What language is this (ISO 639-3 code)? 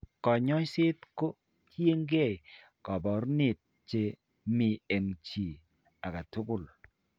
kln